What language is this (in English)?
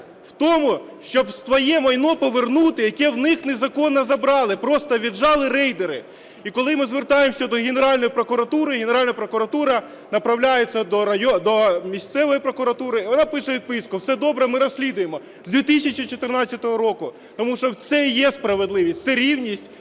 Ukrainian